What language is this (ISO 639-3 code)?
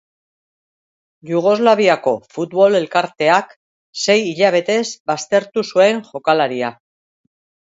eus